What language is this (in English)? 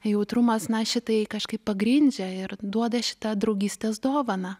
Lithuanian